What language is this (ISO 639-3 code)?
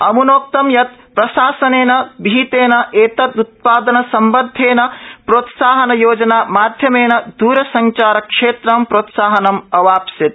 san